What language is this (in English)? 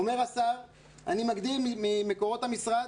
Hebrew